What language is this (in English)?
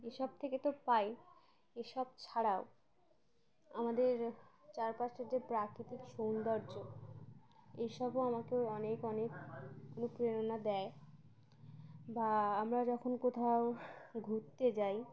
Bangla